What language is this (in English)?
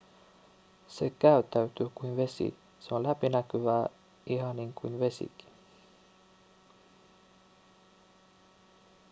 Finnish